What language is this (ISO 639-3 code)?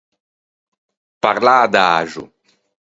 lij